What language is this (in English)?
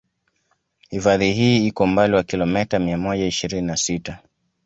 Swahili